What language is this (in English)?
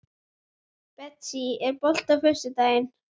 Icelandic